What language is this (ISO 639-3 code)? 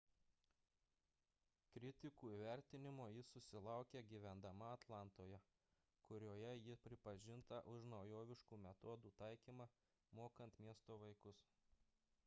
lit